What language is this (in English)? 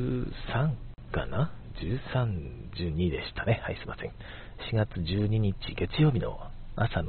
Japanese